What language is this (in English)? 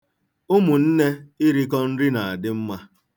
Igbo